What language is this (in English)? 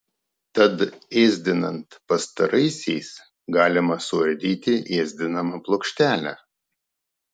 Lithuanian